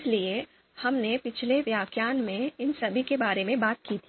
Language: Hindi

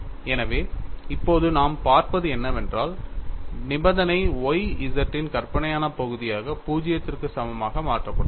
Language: Tamil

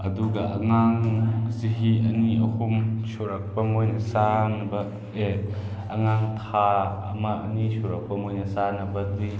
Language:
Manipuri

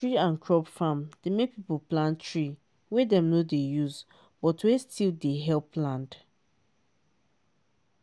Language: Nigerian Pidgin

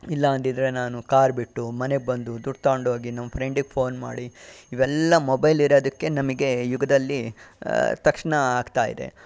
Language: Kannada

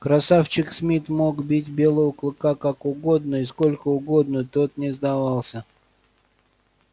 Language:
Russian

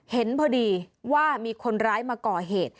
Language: Thai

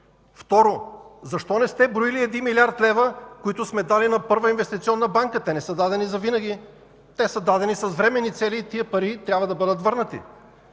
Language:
Bulgarian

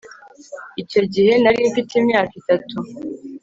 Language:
Kinyarwanda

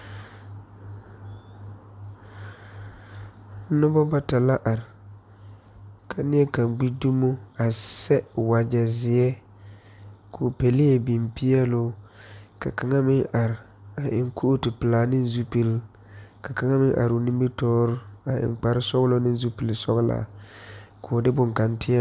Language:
Southern Dagaare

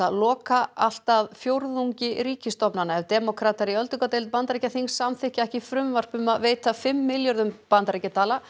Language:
Icelandic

